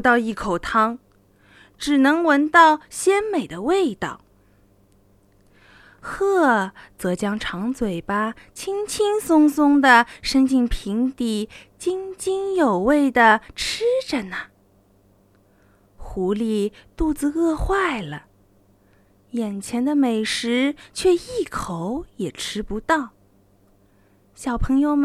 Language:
Chinese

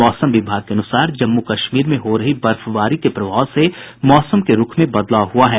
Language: Hindi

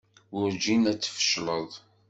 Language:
Kabyle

